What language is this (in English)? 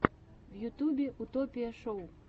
Russian